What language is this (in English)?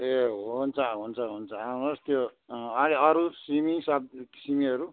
Nepali